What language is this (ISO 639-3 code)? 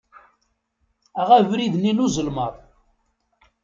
kab